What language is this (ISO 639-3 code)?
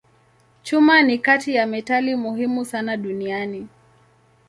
swa